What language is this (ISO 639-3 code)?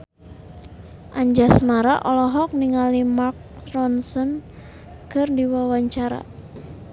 sun